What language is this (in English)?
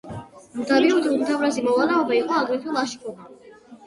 Georgian